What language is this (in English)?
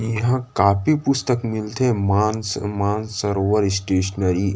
Chhattisgarhi